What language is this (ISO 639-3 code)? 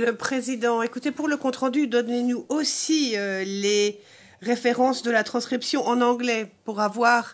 fra